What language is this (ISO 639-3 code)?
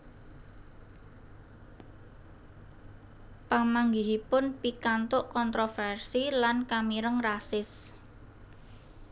jav